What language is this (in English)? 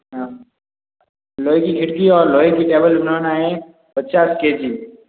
Hindi